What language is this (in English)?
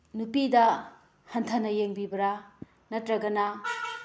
Manipuri